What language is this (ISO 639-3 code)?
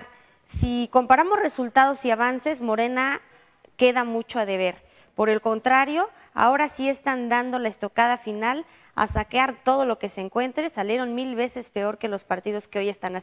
spa